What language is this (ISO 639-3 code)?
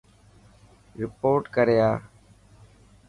mki